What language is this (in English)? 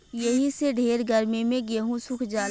Bhojpuri